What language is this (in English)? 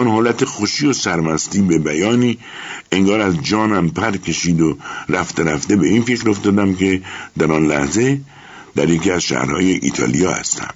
Persian